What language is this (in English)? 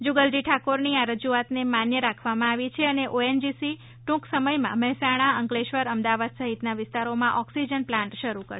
Gujarati